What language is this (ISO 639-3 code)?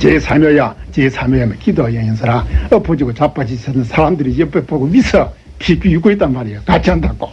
kor